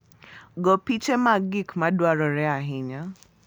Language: Luo (Kenya and Tanzania)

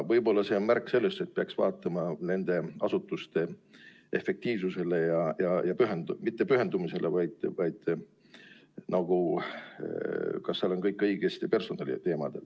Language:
Estonian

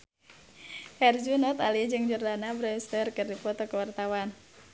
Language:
Sundanese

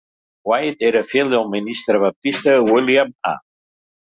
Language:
Catalan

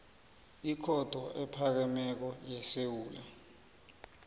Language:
South Ndebele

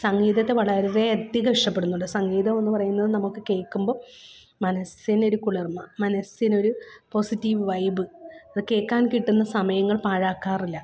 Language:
Malayalam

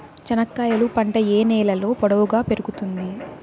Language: Telugu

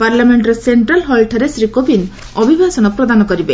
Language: Odia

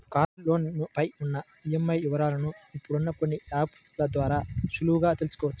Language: Telugu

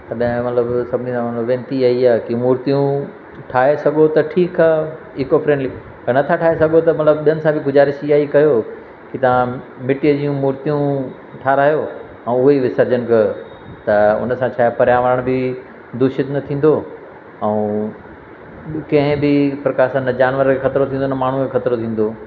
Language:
Sindhi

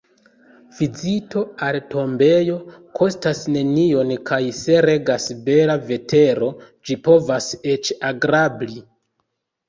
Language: Esperanto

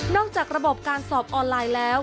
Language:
Thai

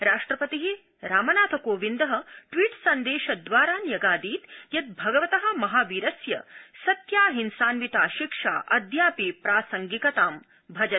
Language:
Sanskrit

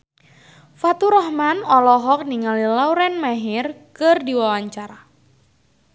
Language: Sundanese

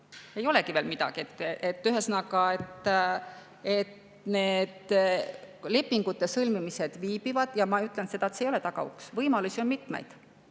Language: Estonian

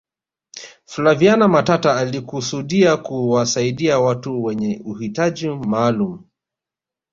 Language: Swahili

